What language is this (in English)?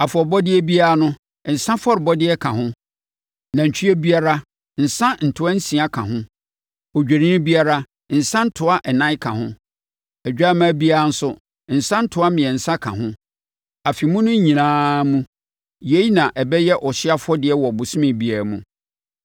Akan